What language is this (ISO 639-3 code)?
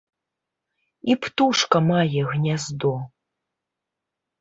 bel